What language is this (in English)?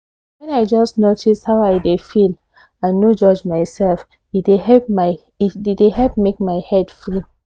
Nigerian Pidgin